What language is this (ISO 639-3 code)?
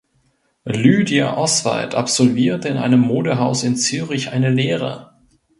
deu